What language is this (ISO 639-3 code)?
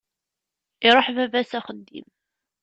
kab